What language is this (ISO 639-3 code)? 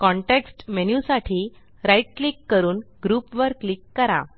mar